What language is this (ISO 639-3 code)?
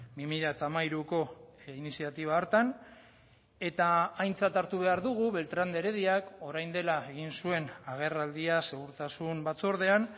eus